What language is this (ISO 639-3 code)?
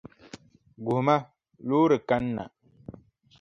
dag